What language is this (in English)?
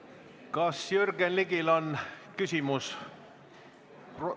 Estonian